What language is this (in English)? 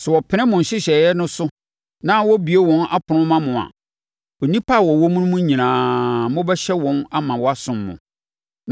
Akan